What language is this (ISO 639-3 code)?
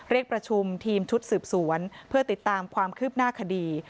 tha